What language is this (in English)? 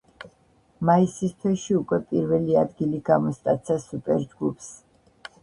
Georgian